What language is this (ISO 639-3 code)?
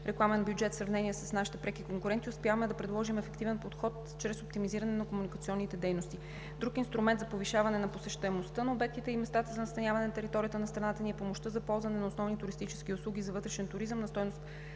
bul